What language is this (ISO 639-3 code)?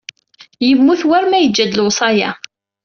kab